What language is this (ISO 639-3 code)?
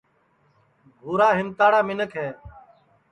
ssi